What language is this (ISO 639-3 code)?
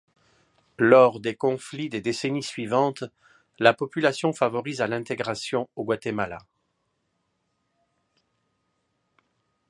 fra